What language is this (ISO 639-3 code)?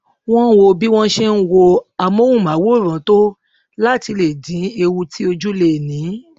yor